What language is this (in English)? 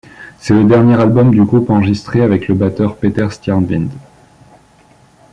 French